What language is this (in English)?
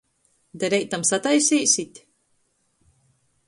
Latgalian